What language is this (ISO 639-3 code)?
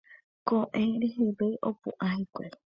grn